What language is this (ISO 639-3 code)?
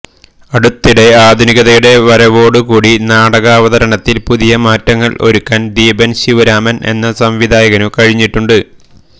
mal